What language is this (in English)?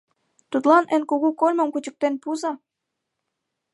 Mari